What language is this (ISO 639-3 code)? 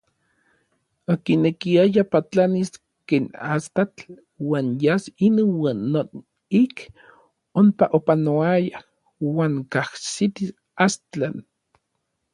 nlv